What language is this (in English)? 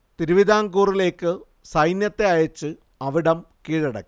Malayalam